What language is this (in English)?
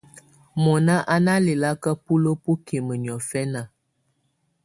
Tunen